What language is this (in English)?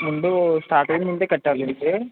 Telugu